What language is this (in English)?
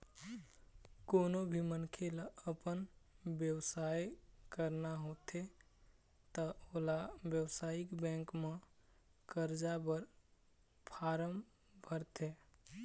Chhattisgarhi